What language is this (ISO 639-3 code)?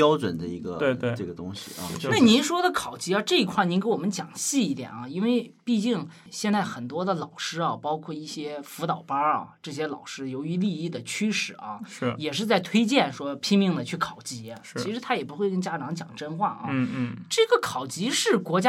zho